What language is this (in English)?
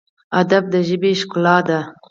Pashto